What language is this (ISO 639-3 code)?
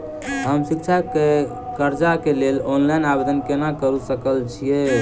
mai